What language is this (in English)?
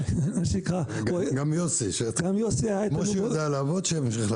Hebrew